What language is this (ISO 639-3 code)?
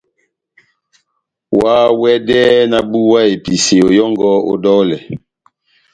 bnm